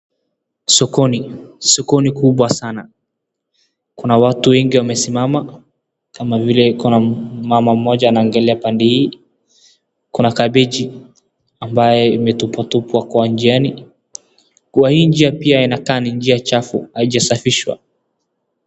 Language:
Swahili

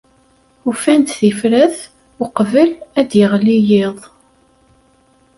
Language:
Kabyle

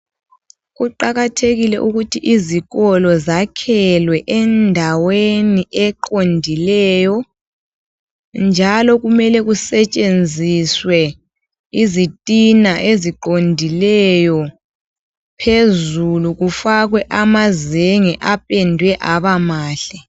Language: North Ndebele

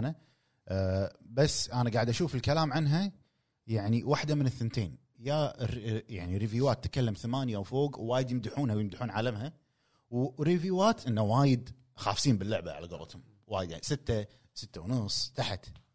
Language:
Arabic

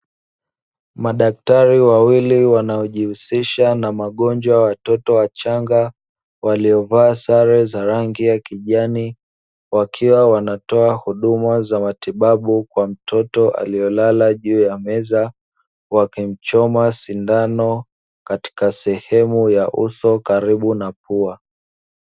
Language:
Swahili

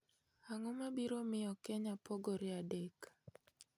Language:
Luo (Kenya and Tanzania)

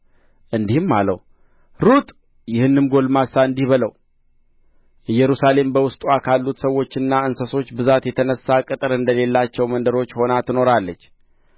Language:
Amharic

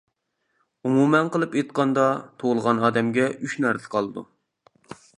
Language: Uyghur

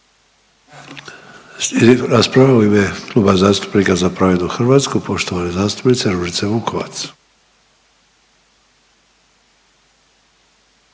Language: Croatian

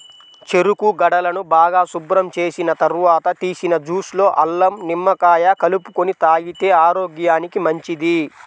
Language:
Telugu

